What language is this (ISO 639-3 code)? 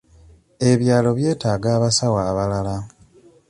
lug